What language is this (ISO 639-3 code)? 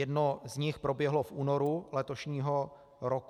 ces